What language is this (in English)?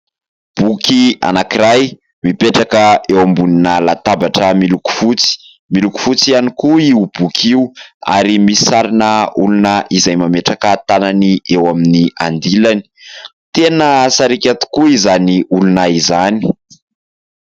Malagasy